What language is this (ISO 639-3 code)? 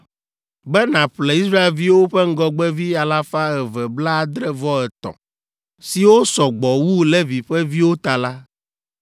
ewe